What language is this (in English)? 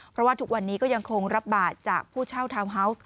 Thai